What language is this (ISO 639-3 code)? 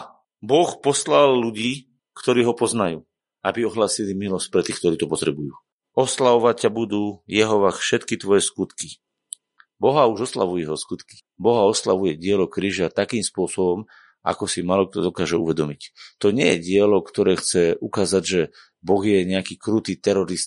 slk